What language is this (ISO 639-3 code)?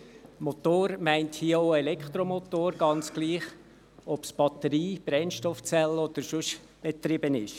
gsw